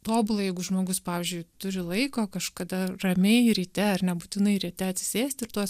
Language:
Lithuanian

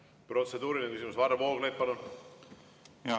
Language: Estonian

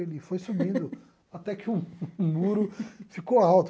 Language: Portuguese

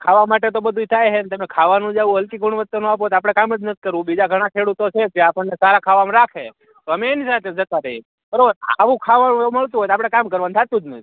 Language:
Gujarati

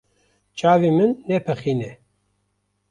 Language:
Kurdish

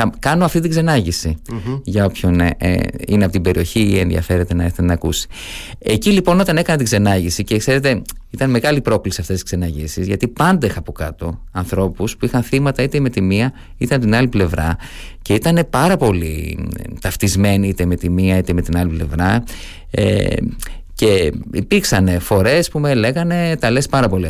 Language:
Greek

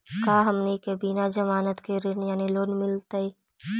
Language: Magahi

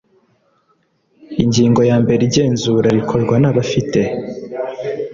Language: Kinyarwanda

